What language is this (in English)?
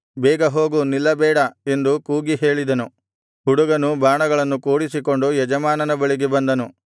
Kannada